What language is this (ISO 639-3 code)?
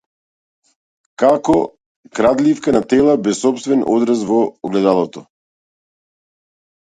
mkd